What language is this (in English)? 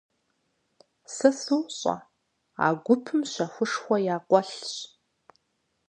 Kabardian